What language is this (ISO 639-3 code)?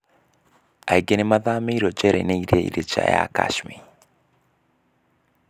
kik